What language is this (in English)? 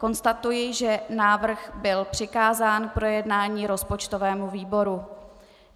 Czech